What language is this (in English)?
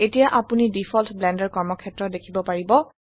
Assamese